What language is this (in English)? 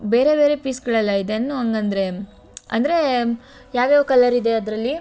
Kannada